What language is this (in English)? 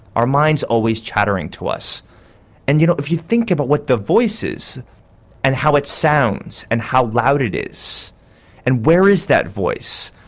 English